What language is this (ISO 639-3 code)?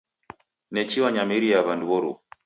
dav